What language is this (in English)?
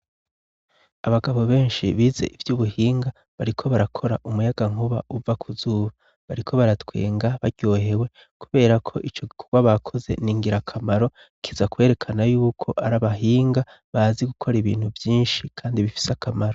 Rundi